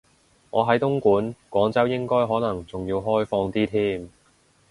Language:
Cantonese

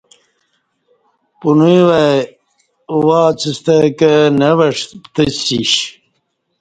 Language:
Kati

